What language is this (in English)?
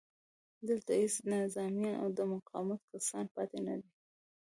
Pashto